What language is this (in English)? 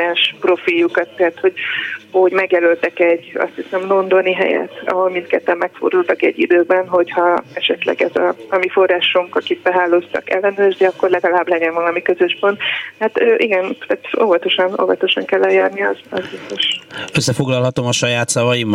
Hungarian